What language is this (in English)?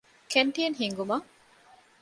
Divehi